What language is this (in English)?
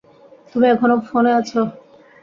Bangla